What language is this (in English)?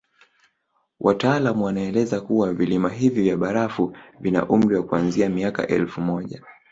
Swahili